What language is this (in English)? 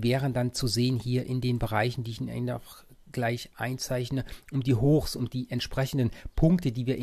German